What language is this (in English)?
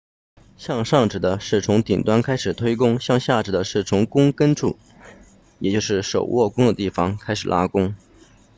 Chinese